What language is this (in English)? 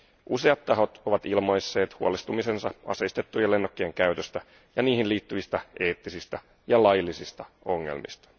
Finnish